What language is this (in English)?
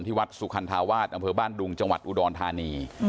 Thai